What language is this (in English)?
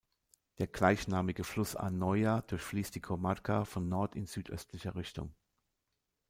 German